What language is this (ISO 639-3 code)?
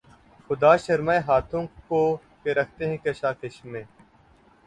urd